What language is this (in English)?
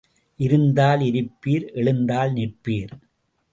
Tamil